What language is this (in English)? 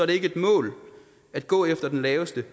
Danish